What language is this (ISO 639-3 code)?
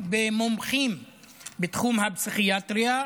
heb